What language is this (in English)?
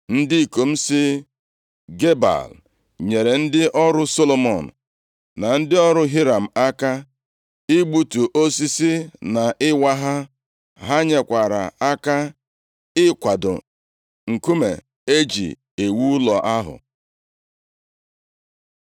Igbo